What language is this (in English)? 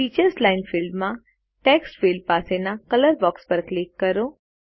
Gujarati